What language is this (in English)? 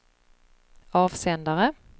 Swedish